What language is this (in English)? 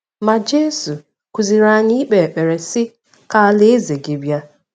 Igbo